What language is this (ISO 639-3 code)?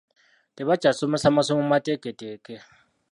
lug